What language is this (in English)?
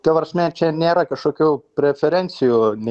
Lithuanian